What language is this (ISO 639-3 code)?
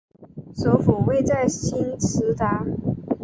zho